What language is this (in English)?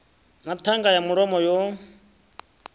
Venda